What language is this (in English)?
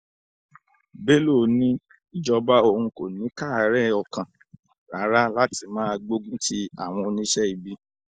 Yoruba